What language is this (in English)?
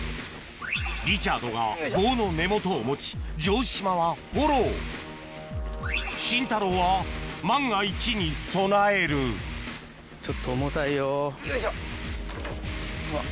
Japanese